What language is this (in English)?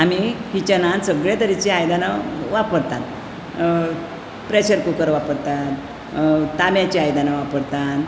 Konkani